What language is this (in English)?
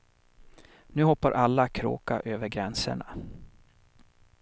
Swedish